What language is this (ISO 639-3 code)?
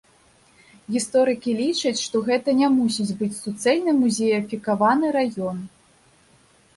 bel